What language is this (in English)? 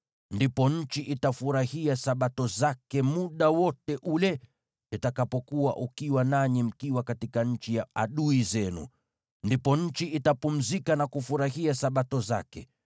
Swahili